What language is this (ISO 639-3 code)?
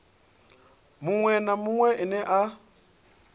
ven